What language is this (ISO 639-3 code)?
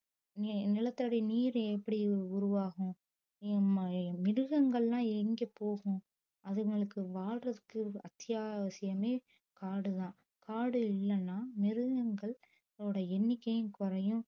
tam